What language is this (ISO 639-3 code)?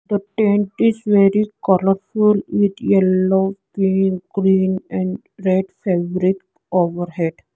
eng